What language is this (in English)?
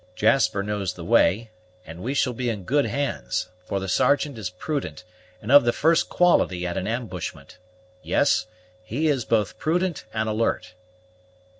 English